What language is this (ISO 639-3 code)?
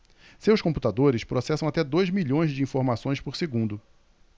por